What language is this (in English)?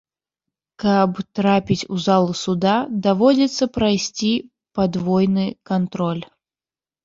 Belarusian